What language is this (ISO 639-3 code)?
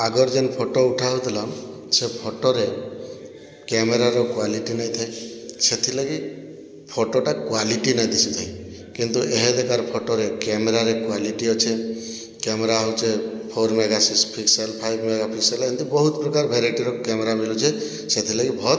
ori